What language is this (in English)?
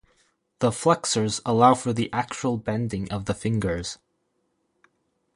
English